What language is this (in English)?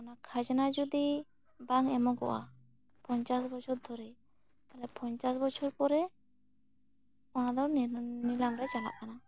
Santali